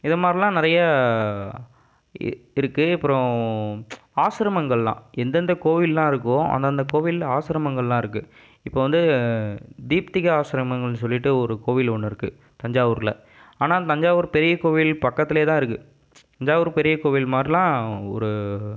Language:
Tamil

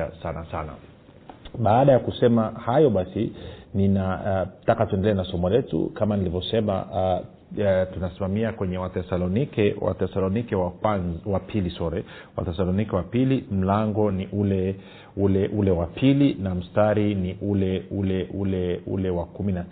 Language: Swahili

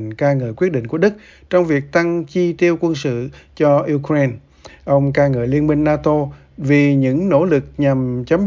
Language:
Vietnamese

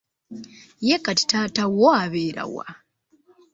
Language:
Ganda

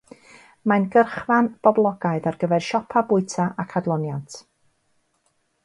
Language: Welsh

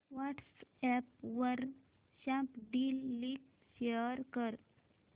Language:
Marathi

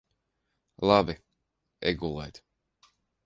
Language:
Latvian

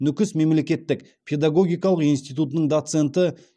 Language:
Kazakh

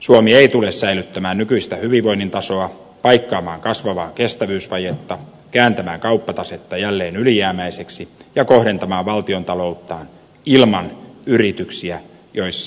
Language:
Finnish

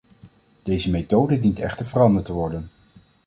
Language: Dutch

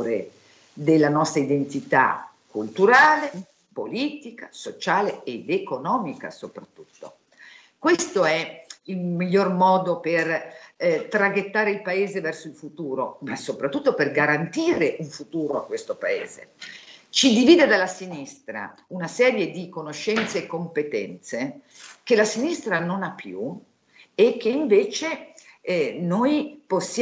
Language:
Italian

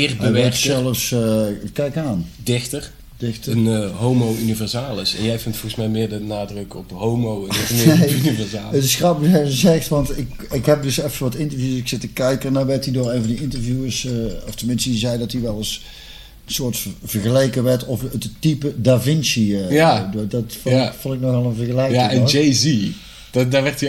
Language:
Dutch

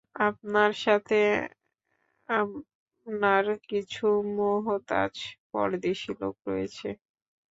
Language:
Bangla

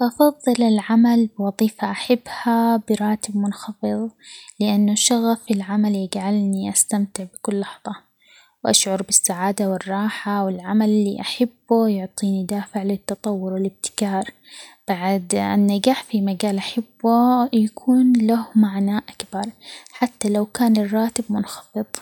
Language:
Omani Arabic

